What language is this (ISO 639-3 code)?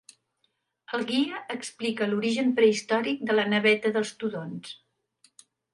cat